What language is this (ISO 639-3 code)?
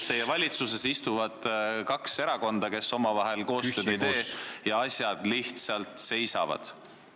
est